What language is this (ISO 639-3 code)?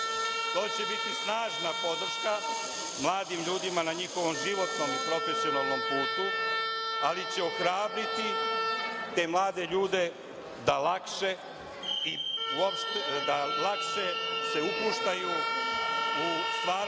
srp